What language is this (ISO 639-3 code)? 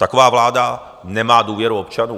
ces